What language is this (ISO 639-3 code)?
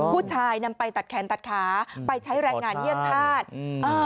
tha